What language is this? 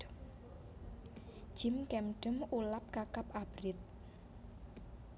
Javanese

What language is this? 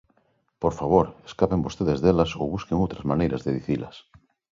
Galician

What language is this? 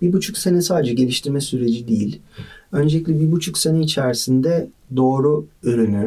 Turkish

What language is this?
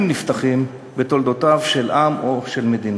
Hebrew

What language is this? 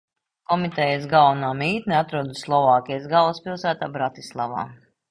Latvian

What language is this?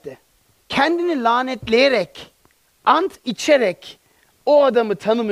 Turkish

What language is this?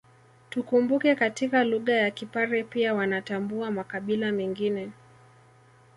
Swahili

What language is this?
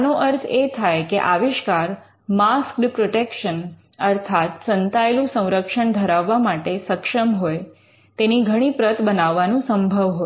Gujarati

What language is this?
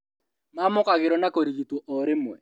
Kikuyu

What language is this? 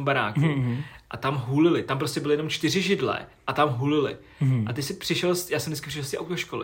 Czech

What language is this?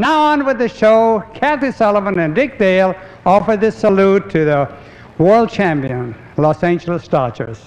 English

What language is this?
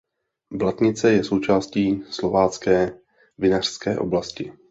Czech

